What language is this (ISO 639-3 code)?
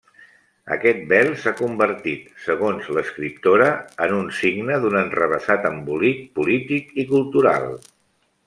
cat